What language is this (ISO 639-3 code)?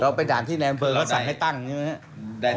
tha